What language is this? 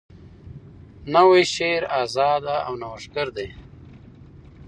Pashto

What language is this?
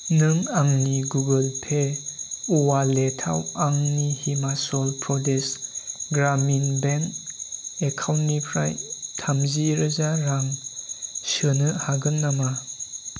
Bodo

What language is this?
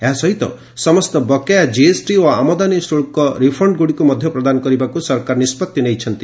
Odia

